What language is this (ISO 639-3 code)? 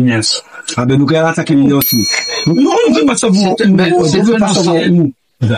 fra